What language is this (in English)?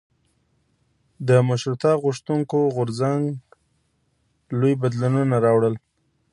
Pashto